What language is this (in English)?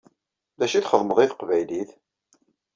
Kabyle